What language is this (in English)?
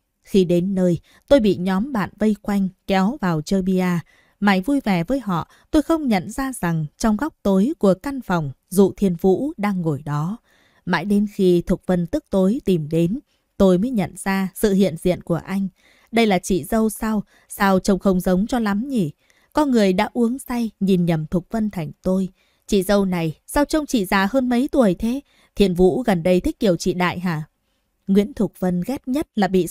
Vietnamese